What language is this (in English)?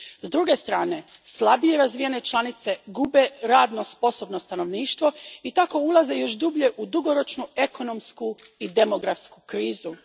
Croatian